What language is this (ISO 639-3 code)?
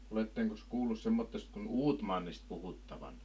fin